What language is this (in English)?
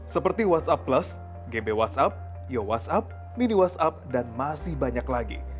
Indonesian